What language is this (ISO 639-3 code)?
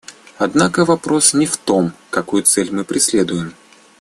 rus